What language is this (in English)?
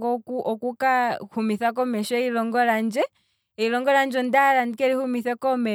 Kwambi